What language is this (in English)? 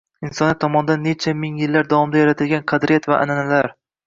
Uzbek